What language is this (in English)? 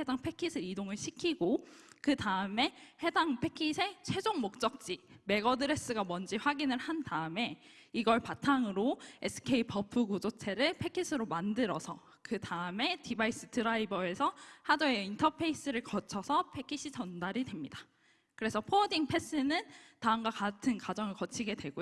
Korean